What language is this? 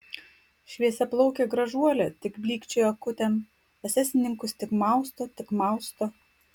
Lithuanian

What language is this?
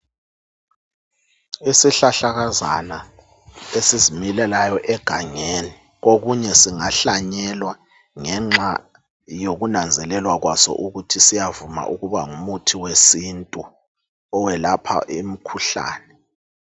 North Ndebele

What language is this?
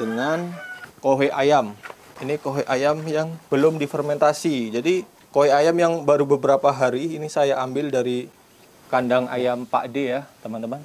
Indonesian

